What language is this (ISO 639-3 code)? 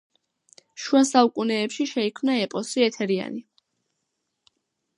kat